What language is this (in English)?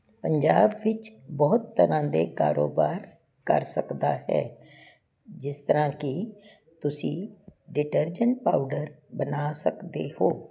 Punjabi